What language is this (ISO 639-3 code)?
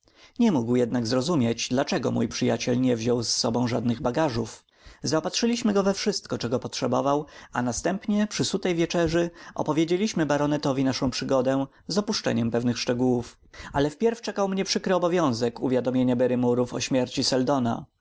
pol